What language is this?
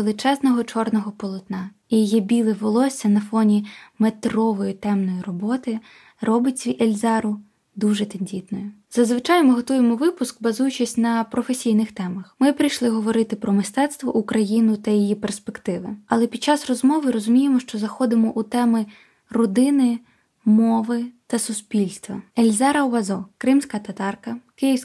Ukrainian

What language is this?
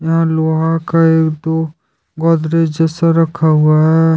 Hindi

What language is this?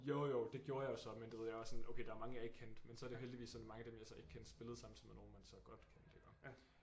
Danish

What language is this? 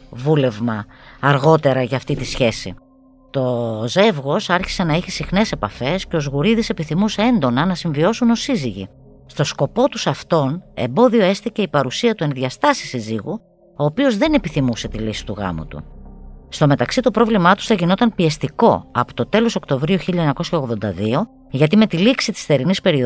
Greek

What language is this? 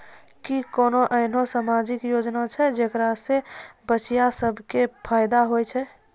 Maithili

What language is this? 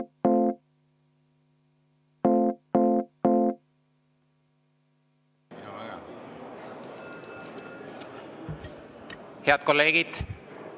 Estonian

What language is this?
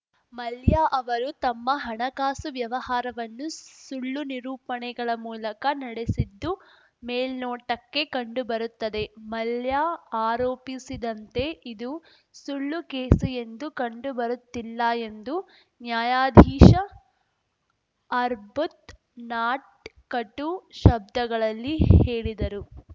Kannada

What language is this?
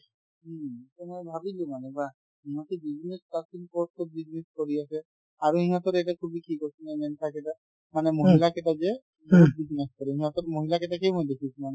Assamese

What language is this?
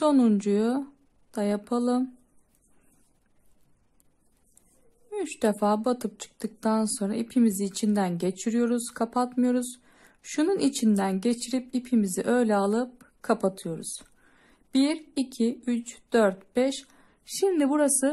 Turkish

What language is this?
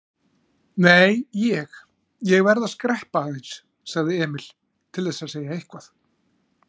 Icelandic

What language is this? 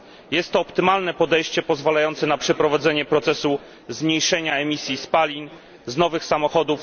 Polish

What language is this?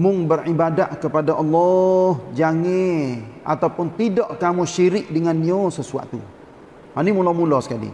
Malay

